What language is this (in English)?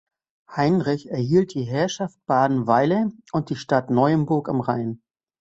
German